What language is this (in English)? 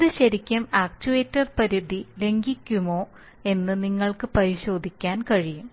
Malayalam